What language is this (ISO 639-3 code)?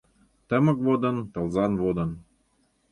chm